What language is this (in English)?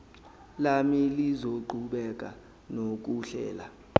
Zulu